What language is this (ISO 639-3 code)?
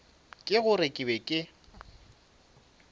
nso